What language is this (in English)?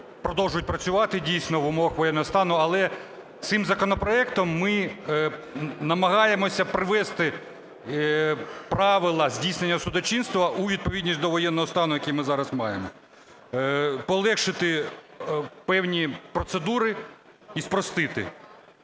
Ukrainian